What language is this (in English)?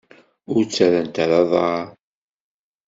Kabyle